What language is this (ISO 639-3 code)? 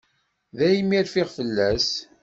kab